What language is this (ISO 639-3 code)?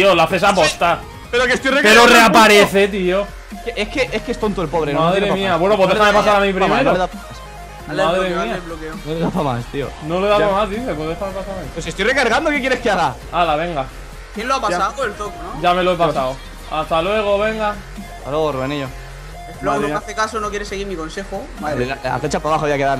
spa